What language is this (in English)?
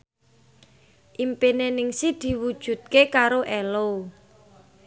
Javanese